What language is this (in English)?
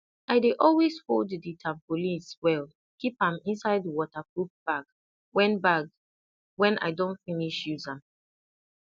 Nigerian Pidgin